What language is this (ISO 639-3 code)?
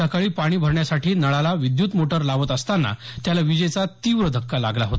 mar